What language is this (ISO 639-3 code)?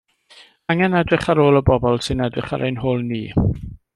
cym